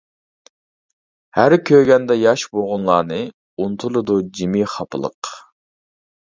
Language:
Uyghur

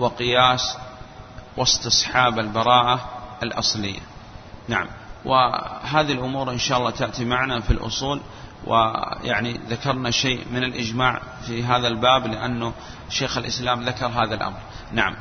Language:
Arabic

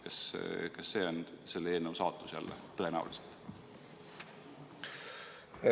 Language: Estonian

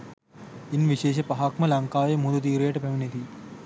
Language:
Sinhala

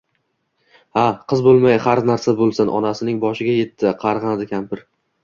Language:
Uzbek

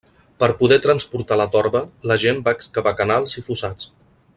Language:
Catalan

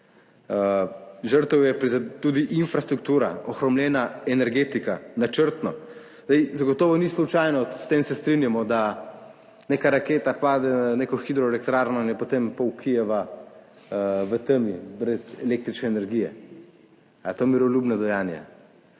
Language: Slovenian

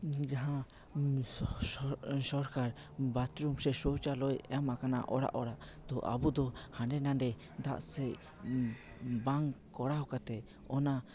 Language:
Santali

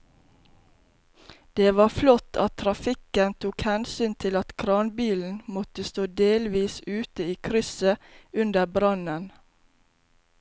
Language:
Norwegian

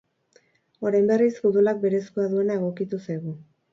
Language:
Basque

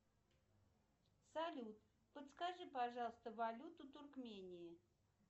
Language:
Russian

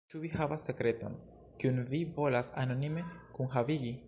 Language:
Esperanto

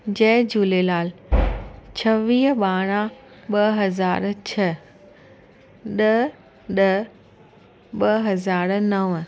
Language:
Sindhi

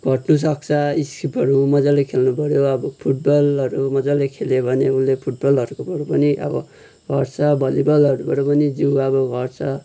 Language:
Nepali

